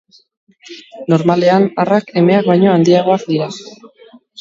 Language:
Basque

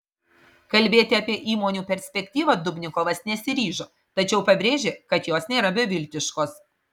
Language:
Lithuanian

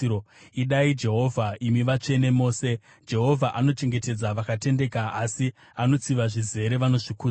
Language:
Shona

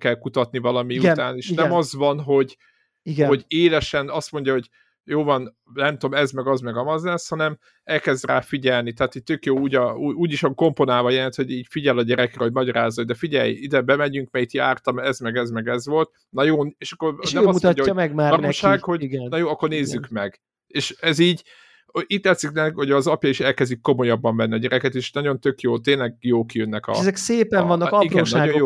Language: Hungarian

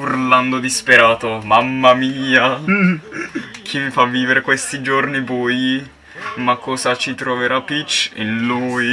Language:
Italian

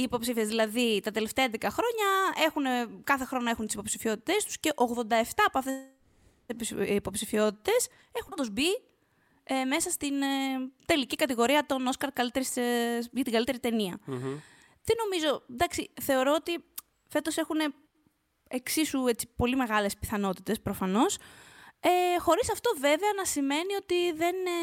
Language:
Greek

